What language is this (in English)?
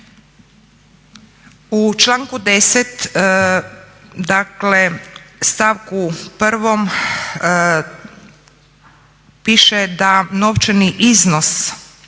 Croatian